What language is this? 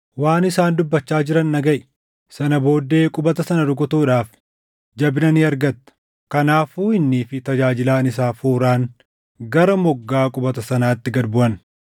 Oromo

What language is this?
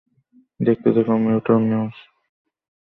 Bangla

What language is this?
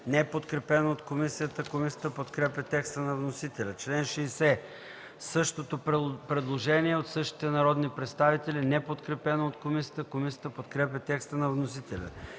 Bulgarian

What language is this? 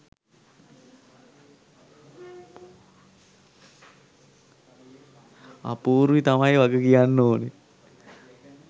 Sinhala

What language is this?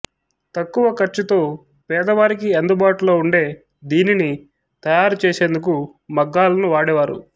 Telugu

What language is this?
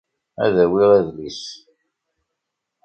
Kabyle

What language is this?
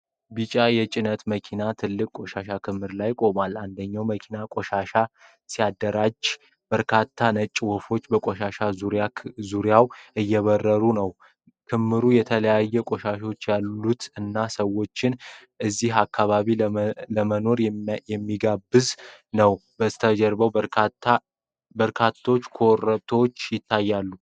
Amharic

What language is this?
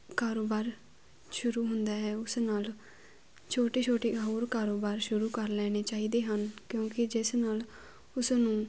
Punjabi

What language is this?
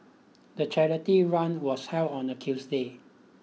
English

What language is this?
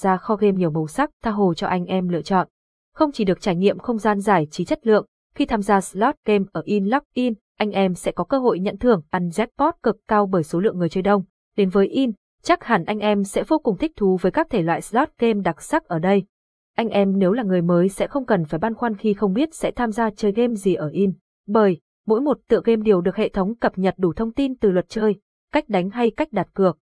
Vietnamese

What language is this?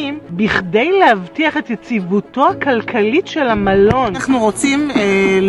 Hebrew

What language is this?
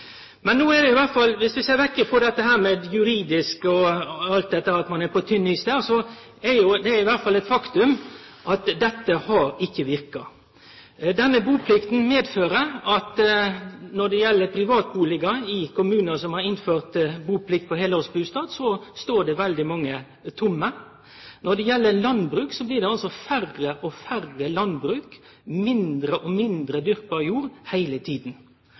Norwegian Nynorsk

